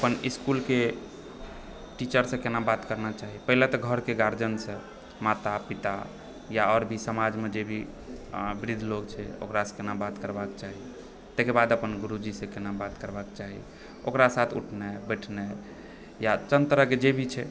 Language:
Maithili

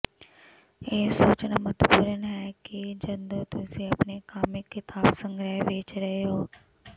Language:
Punjabi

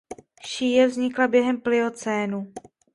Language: Czech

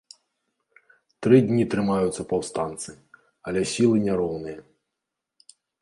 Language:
Belarusian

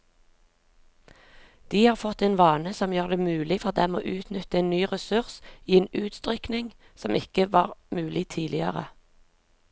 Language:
Norwegian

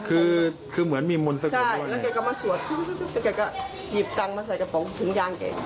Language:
Thai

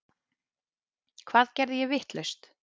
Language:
Icelandic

